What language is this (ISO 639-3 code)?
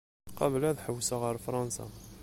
kab